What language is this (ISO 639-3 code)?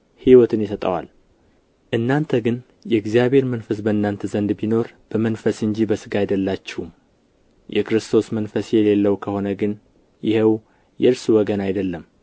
amh